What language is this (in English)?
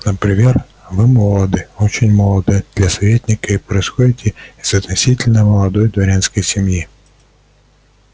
Russian